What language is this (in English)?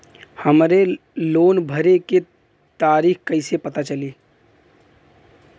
Bhojpuri